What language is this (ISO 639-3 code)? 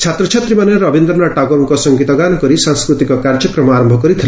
ori